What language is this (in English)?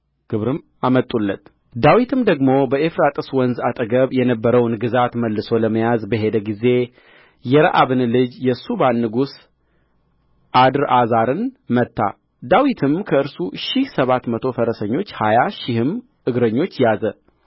Amharic